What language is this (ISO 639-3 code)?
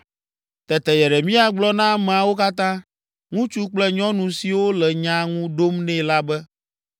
ewe